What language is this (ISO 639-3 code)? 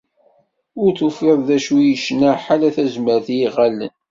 kab